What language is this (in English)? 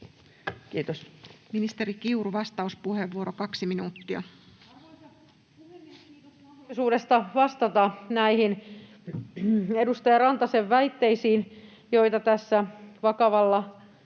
Finnish